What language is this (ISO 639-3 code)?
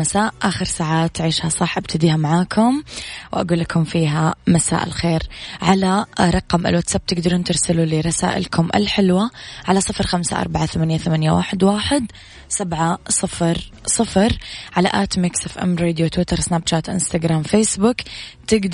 ara